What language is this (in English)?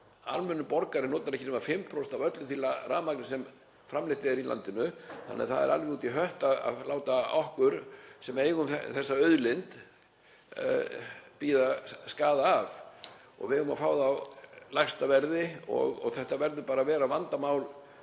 Icelandic